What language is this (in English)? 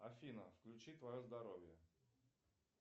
Russian